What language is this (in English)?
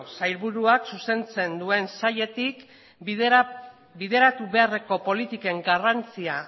Basque